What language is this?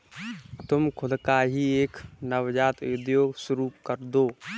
Hindi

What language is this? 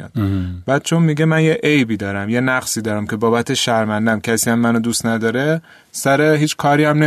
Persian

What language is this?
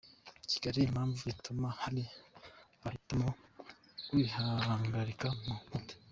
Kinyarwanda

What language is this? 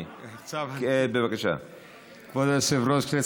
Hebrew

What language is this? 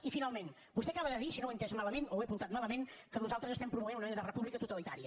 Catalan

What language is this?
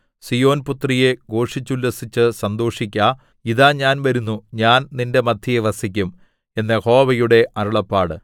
Malayalam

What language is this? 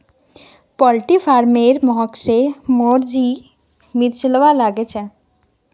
Magahi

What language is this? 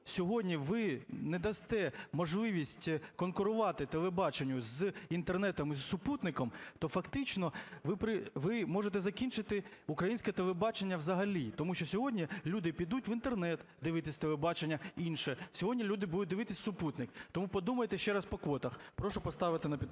Ukrainian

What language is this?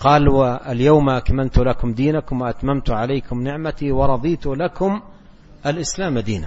Arabic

